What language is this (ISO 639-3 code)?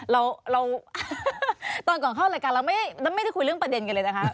tha